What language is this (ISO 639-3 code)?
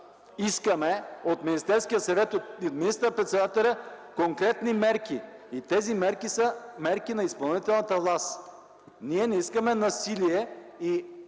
bul